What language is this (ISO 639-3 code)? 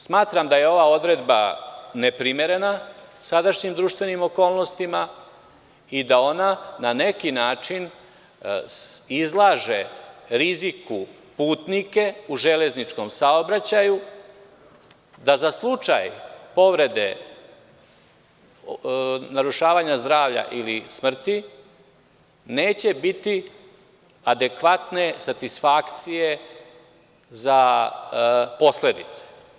srp